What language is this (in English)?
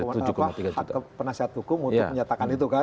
Indonesian